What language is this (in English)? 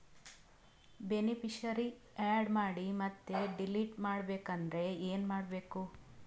Kannada